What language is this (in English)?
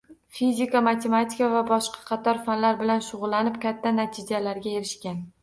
Uzbek